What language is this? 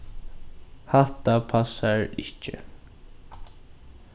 Faroese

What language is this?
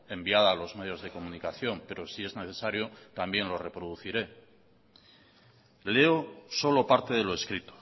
Spanish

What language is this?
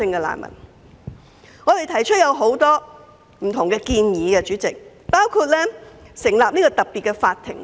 Cantonese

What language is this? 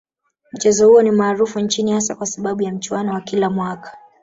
Swahili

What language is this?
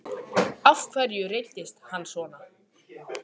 Icelandic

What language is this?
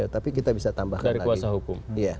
Indonesian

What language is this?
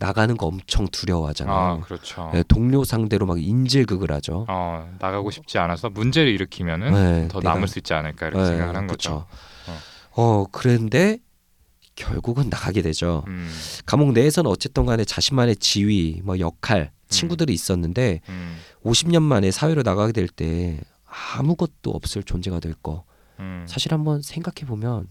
Korean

